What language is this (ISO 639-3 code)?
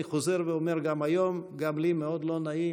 heb